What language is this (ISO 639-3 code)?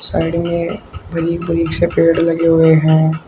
hin